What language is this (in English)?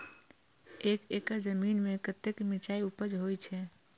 Maithili